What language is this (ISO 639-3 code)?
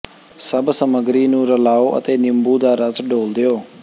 pan